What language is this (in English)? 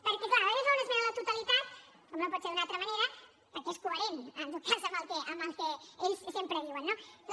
Catalan